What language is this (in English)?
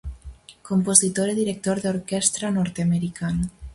Galician